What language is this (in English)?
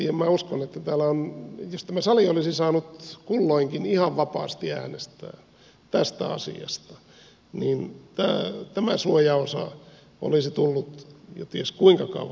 Finnish